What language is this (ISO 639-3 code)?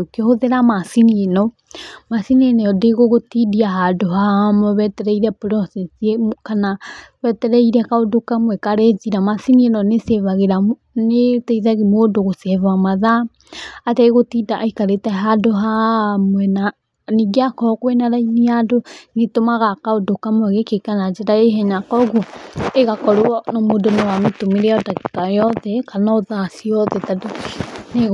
kik